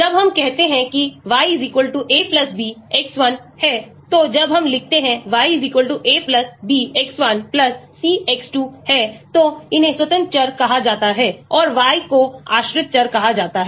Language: Hindi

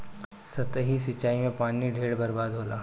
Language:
Bhojpuri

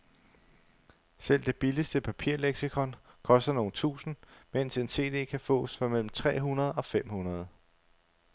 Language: Danish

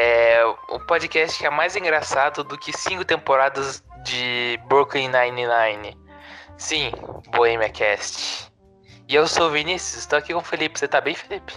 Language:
Portuguese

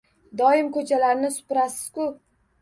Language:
Uzbek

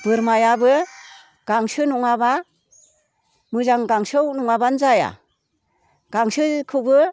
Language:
Bodo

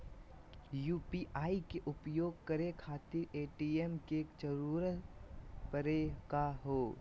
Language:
Magahi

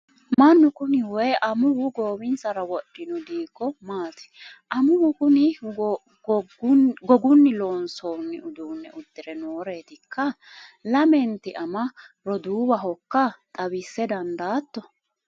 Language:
Sidamo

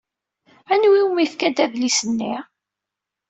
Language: Kabyle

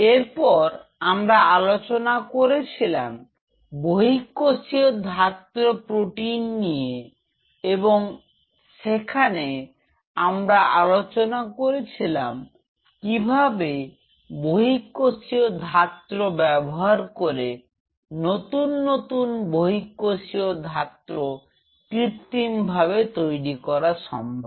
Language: Bangla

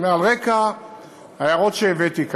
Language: Hebrew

